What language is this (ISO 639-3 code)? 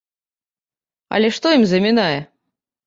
bel